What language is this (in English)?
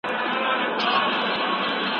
Pashto